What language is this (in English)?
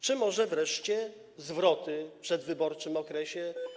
Polish